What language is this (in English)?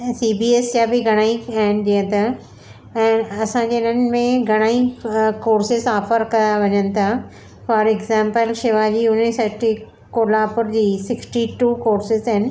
Sindhi